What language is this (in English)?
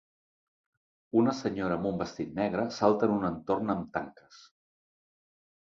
Catalan